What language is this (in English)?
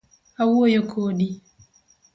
Luo (Kenya and Tanzania)